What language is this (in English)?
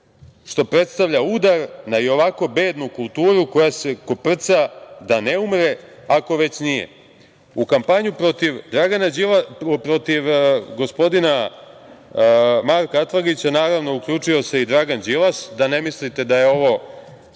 Serbian